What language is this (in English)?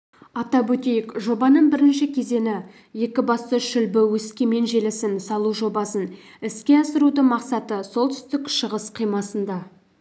Kazakh